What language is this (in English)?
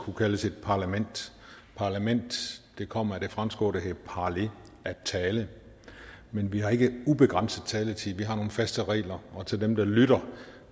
Danish